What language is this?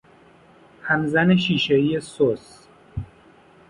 Persian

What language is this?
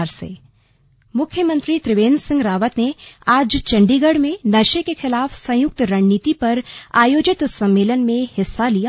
Hindi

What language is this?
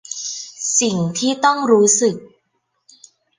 Thai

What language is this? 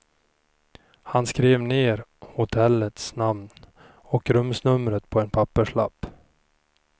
Swedish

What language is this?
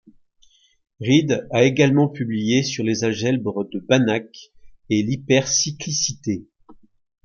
French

